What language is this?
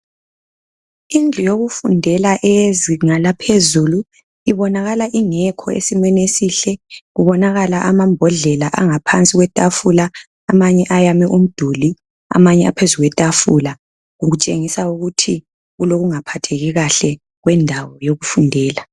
North Ndebele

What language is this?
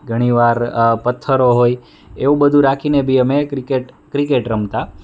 Gujarati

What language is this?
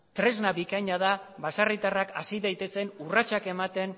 Basque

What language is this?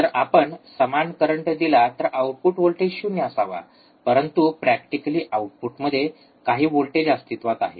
Marathi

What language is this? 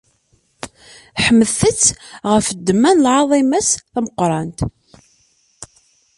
Kabyle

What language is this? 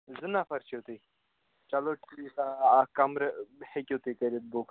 Kashmiri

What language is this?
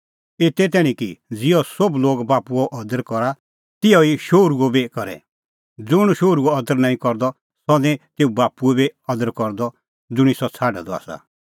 Kullu Pahari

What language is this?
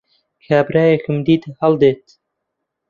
Central Kurdish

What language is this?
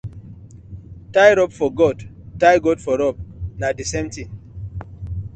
Nigerian Pidgin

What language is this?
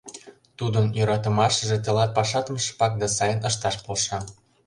Mari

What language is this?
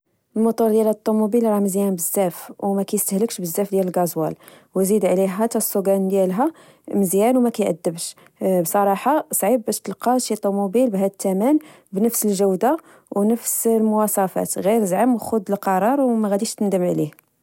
Moroccan Arabic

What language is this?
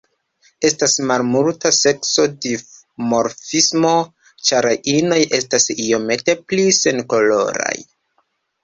Esperanto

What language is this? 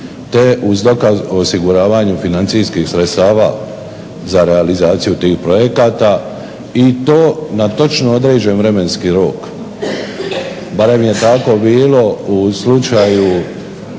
Croatian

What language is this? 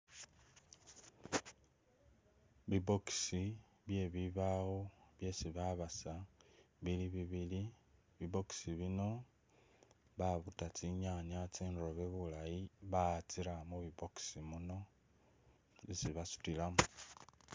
Masaaba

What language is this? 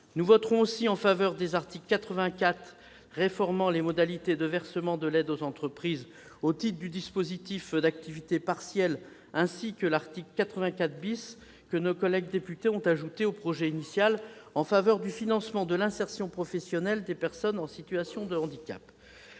French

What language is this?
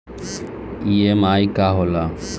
Bhojpuri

